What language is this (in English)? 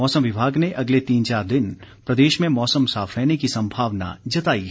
Hindi